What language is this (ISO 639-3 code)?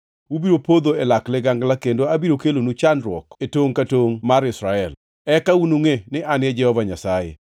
luo